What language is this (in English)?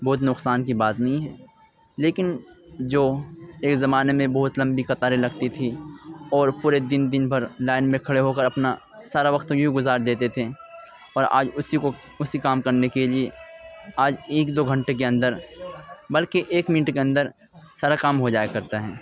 Urdu